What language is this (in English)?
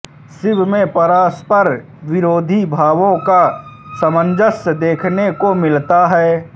Hindi